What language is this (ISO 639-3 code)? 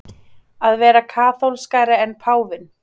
isl